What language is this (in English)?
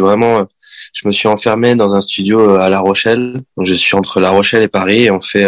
French